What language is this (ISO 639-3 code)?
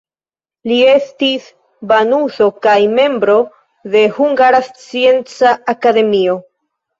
epo